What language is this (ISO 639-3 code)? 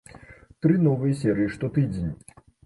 bel